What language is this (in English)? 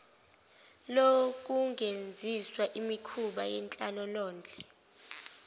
Zulu